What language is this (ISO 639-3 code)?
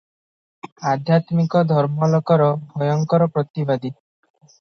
ori